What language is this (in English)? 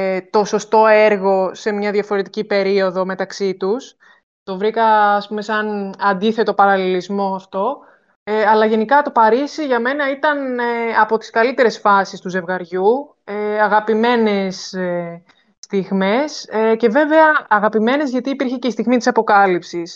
Greek